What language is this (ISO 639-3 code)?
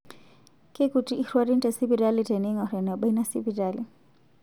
mas